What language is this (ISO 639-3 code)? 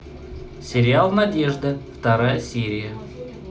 rus